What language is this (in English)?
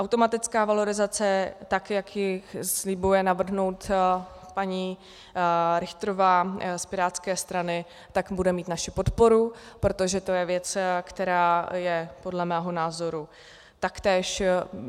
Czech